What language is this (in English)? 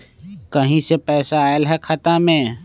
Magahi